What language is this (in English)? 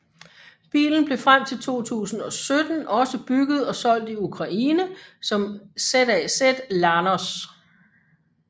Danish